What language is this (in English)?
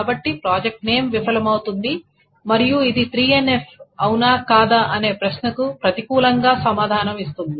Telugu